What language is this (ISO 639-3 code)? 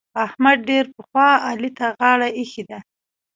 pus